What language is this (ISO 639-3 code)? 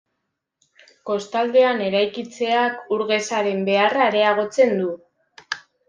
eus